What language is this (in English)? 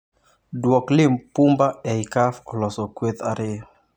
Luo (Kenya and Tanzania)